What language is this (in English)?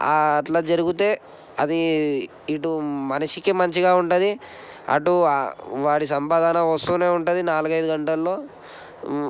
Telugu